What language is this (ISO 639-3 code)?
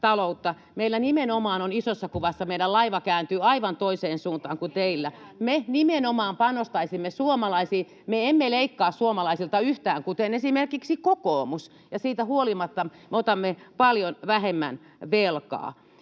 fin